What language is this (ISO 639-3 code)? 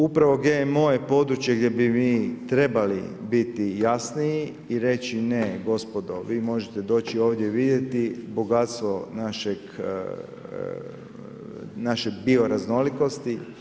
hrv